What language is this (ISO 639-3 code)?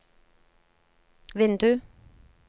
nor